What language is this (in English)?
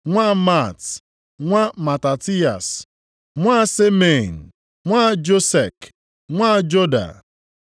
Igbo